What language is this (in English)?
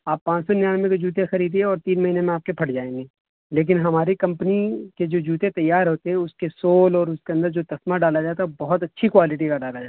Urdu